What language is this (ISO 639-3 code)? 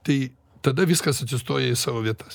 lit